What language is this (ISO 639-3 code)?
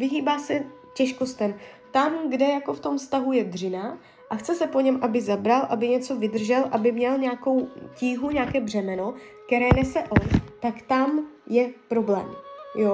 ces